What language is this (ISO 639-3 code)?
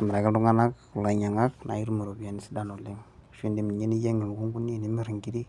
mas